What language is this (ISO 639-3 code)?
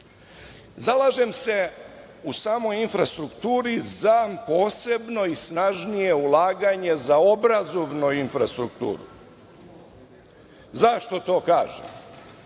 srp